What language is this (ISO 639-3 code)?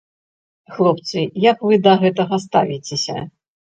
bel